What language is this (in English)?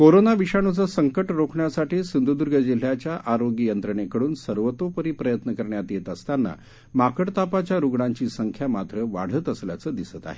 Marathi